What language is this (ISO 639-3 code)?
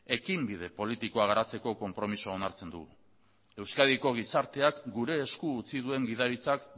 eus